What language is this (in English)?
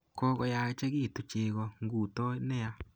Kalenjin